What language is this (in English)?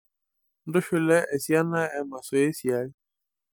Masai